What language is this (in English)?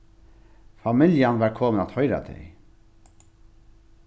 Faroese